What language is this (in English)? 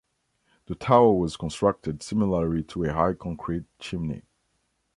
English